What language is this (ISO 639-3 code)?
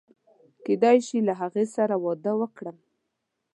pus